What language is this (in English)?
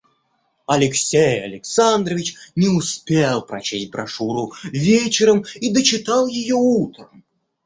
Russian